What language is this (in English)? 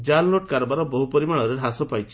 Odia